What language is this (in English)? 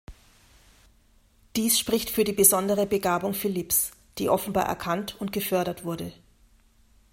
German